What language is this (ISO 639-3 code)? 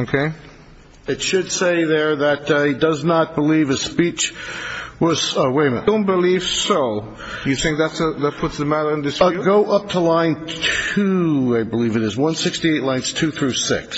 eng